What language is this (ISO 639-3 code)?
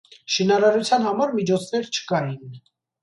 hye